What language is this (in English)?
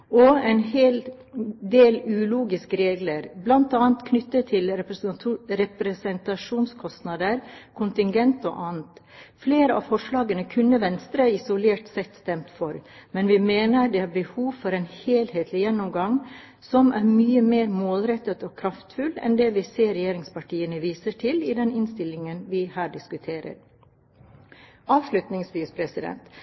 Norwegian Bokmål